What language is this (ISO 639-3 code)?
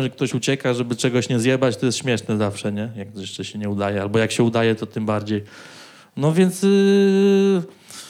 pol